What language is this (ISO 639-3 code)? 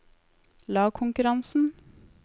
nor